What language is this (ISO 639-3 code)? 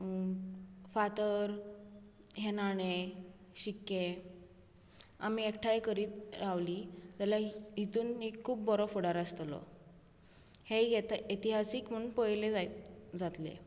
kok